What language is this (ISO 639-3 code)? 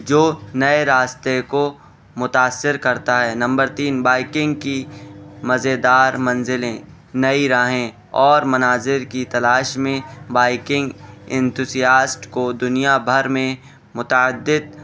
urd